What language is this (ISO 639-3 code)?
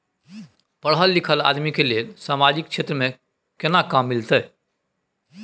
mai